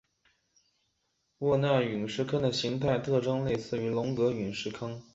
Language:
Chinese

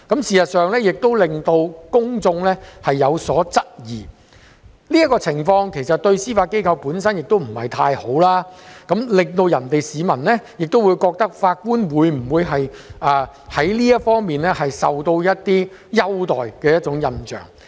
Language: Cantonese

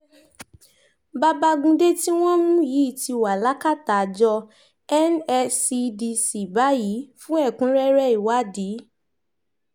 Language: Yoruba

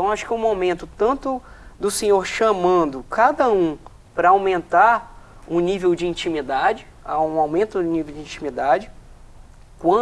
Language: Portuguese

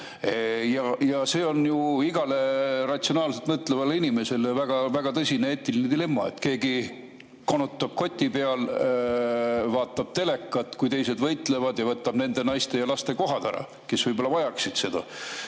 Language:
Estonian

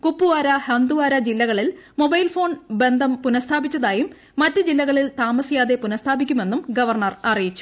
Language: Malayalam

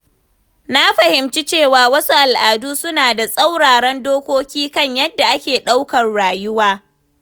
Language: Hausa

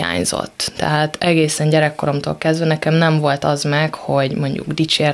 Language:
Hungarian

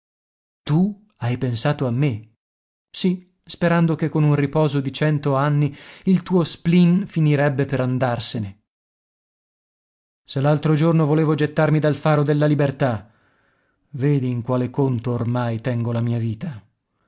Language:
Italian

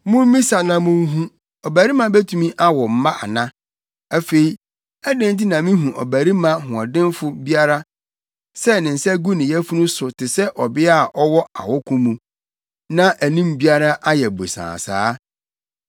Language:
Akan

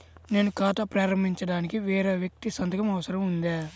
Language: Telugu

